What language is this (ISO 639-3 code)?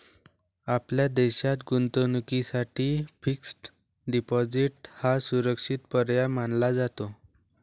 mar